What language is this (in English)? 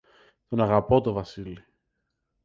Greek